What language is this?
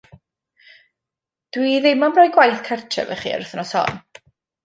Welsh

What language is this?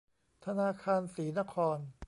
Thai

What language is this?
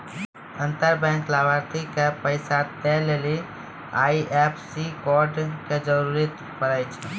Maithili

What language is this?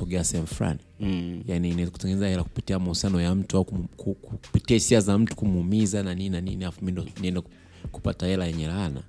Swahili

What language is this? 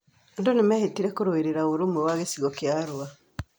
Kikuyu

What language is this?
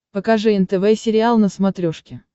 Russian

